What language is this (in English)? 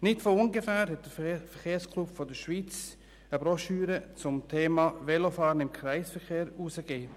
Swiss German